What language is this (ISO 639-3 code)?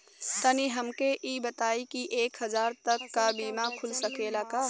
bho